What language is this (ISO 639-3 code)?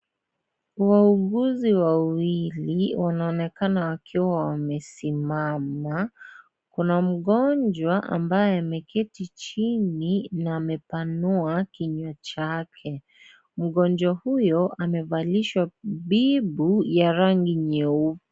swa